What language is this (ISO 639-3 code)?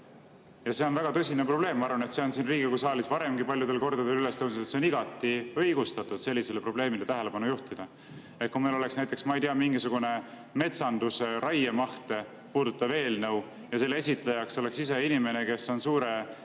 est